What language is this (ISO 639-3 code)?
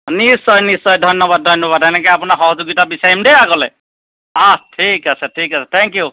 asm